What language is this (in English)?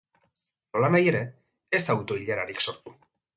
Basque